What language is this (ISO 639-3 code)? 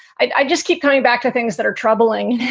eng